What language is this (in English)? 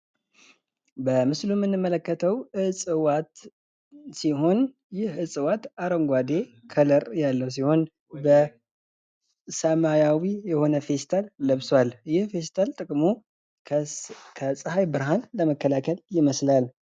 Amharic